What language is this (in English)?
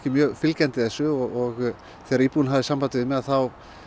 Icelandic